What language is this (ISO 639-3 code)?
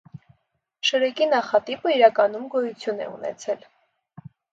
hye